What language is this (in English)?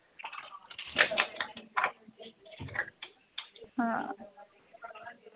Dogri